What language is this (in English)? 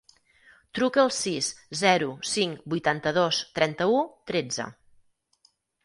Catalan